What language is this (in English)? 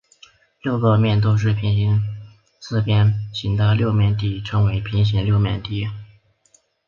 Chinese